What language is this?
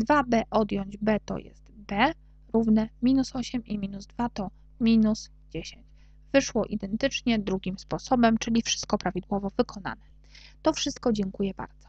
Polish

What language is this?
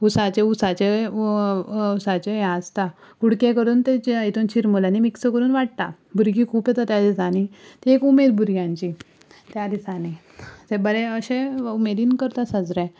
Konkani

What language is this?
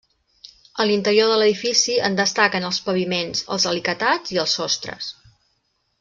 Catalan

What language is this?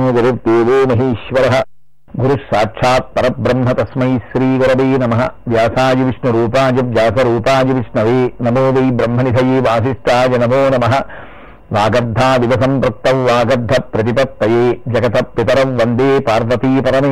Telugu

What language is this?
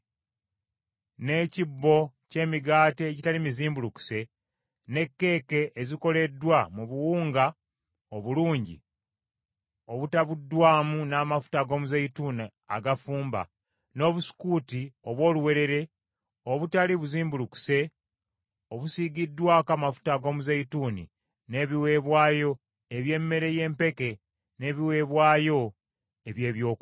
Ganda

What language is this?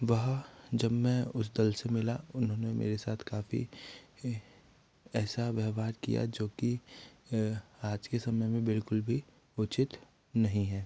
Hindi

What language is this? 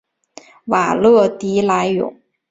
Chinese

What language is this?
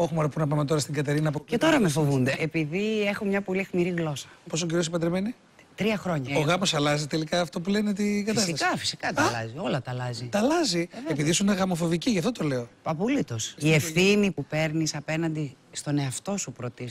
Greek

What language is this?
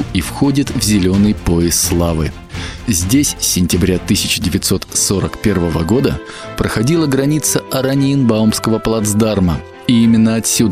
Russian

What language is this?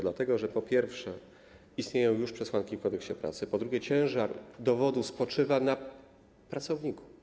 Polish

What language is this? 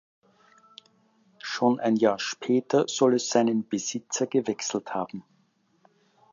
German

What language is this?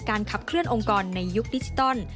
Thai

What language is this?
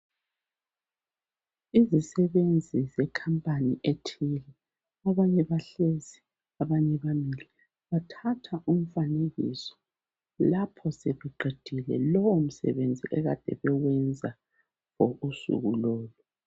North Ndebele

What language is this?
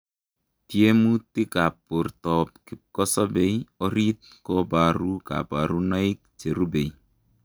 Kalenjin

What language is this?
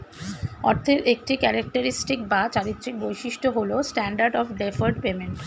Bangla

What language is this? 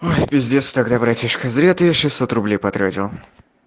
Russian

